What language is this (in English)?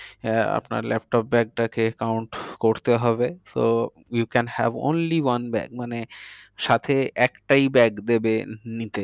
Bangla